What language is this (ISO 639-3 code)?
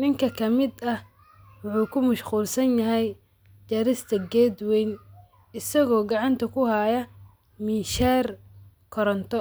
som